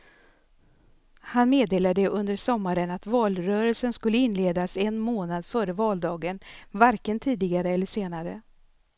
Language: Swedish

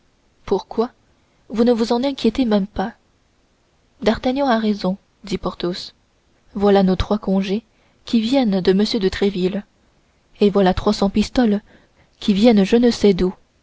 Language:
French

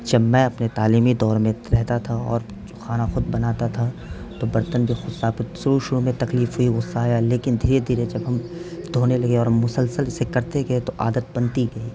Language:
Urdu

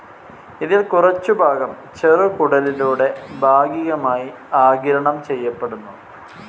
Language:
Malayalam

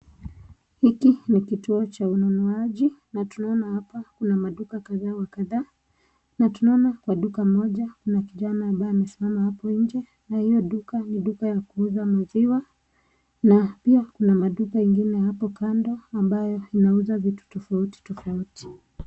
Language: Swahili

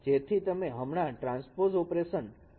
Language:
Gujarati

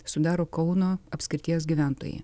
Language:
Lithuanian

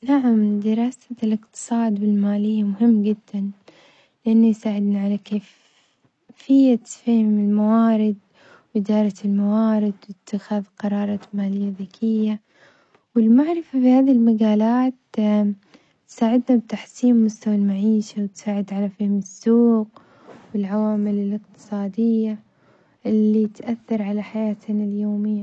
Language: Omani Arabic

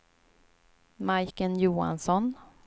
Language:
Swedish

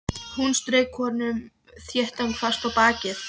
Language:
Icelandic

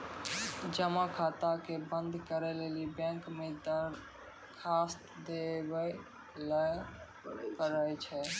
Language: Maithili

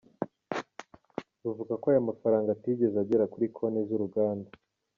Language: Kinyarwanda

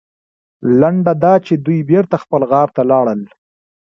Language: Pashto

